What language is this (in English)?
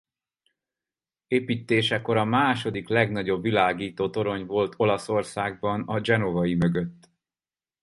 Hungarian